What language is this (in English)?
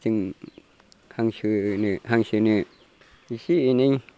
Bodo